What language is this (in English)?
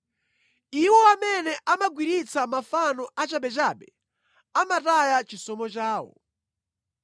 Nyanja